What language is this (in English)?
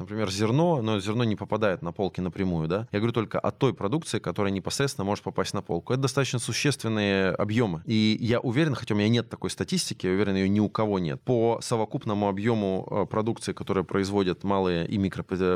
Russian